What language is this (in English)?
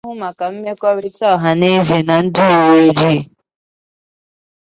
Igbo